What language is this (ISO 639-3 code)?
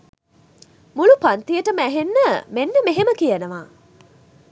sin